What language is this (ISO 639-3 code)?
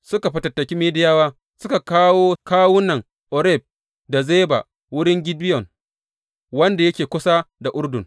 hau